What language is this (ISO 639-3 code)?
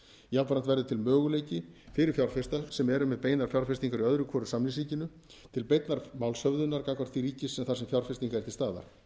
isl